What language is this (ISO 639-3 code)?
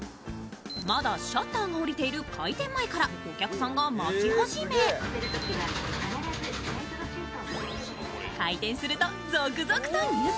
jpn